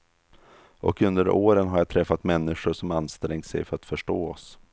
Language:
Swedish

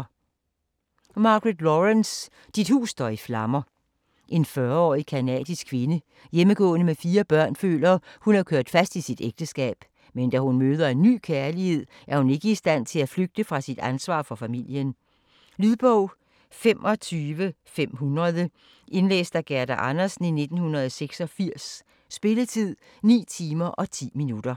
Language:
Danish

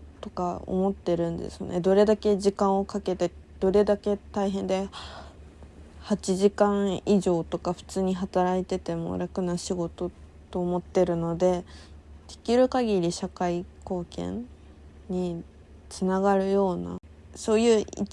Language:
Japanese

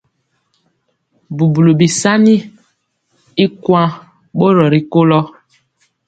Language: Mpiemo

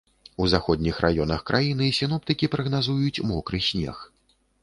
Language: Belarusian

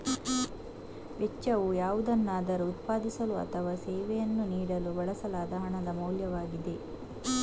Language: Kannada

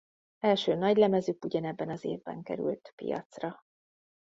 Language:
Hungarian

